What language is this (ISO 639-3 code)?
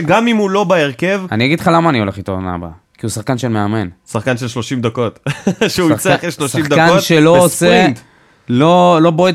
heb